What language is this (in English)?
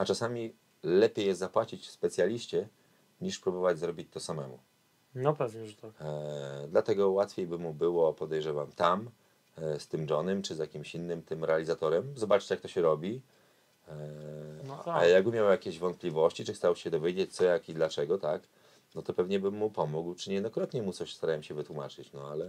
Polish